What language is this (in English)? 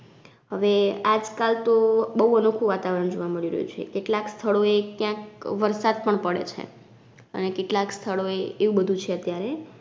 Gujarati